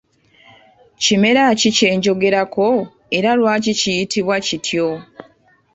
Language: Ganda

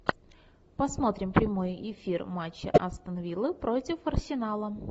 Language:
Russian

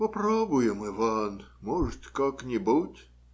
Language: Russian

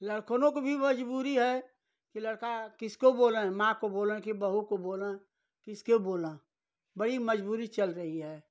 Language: Hindi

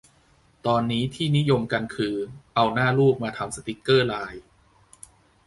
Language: Thai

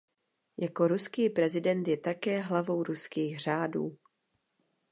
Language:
Czech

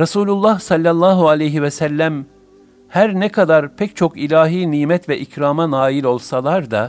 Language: Turkish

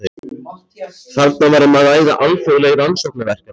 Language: Icelandic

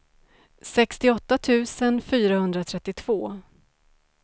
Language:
Swedish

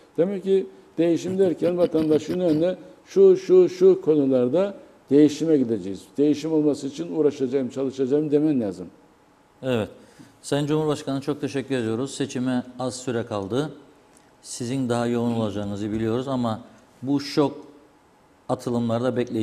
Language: Turkish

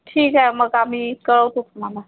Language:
Marathi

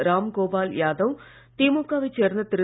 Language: Tamil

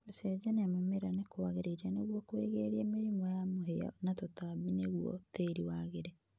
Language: Kikuyu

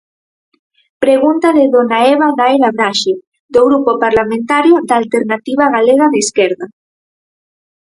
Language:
Galician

